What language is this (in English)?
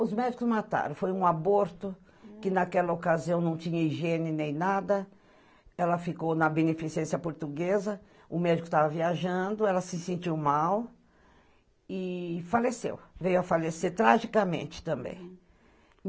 Portuguese